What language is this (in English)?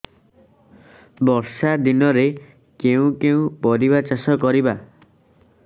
Odia